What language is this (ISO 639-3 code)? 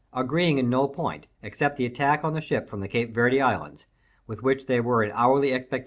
eng